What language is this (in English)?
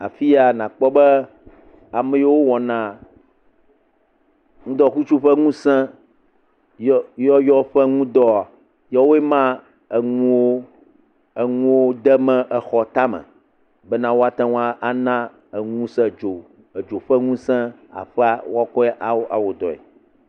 Ewe